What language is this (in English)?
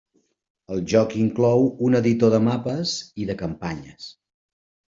Catalan